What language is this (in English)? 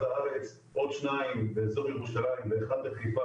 Hebrew